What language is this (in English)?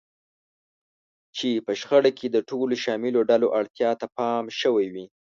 Pashto